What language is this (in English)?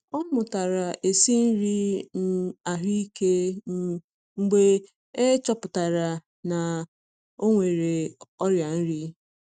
Igbo